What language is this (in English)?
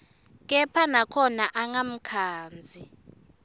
Swati